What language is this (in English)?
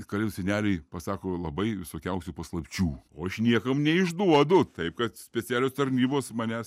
Lithuanian